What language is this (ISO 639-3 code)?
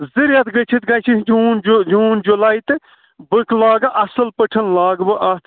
kas